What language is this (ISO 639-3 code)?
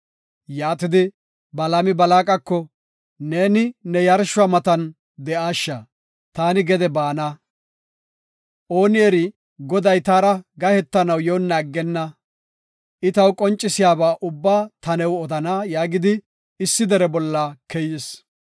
gof